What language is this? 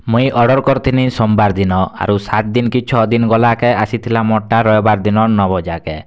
Odia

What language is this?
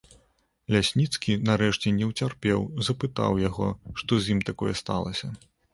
Belarusian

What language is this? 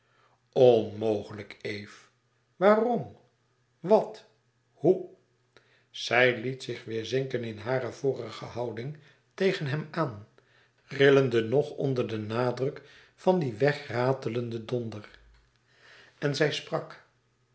Dutch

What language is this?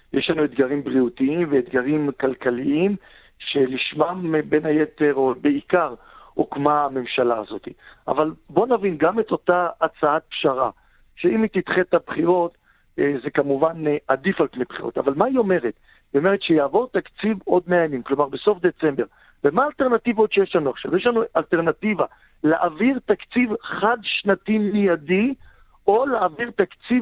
Hebrew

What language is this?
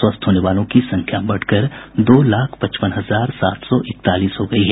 Hindi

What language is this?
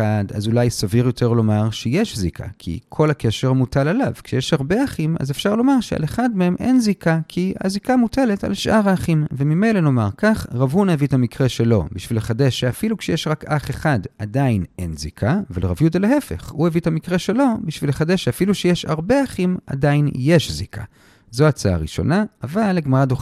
Hebrew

